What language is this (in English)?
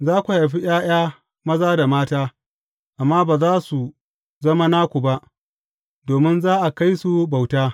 Hausa